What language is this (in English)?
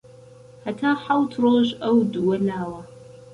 Central Kurdish